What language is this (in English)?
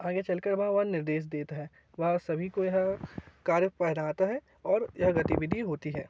Hindi